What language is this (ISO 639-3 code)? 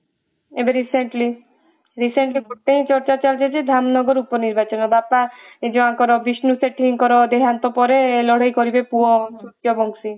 ori